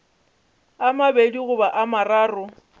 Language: Northern Sotho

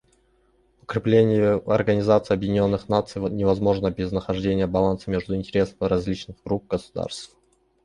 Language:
Russian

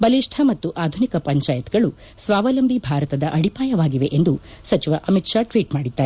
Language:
Kannada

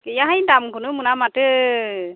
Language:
Bodo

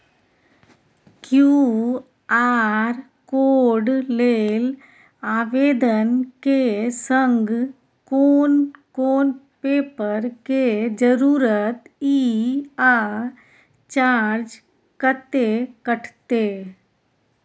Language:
Maithili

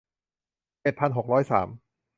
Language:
Thai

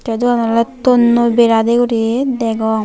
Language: Chakma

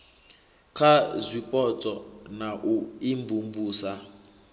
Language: Venda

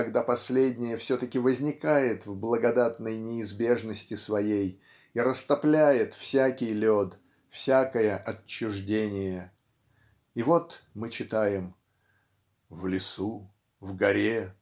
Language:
Russian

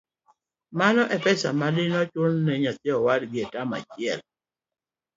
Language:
Luo (Kenya and Tanzania)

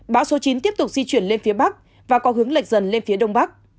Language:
Vietnamese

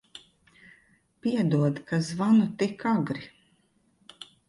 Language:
Latvian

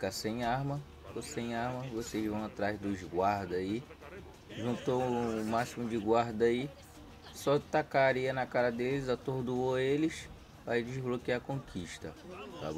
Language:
Portuguese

